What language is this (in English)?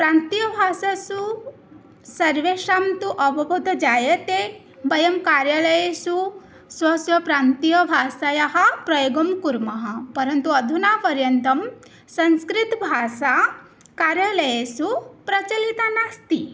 Sanskrit